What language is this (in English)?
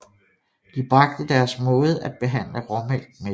Danish